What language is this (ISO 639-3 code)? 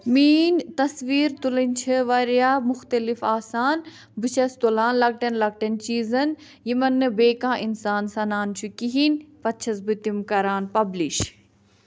kas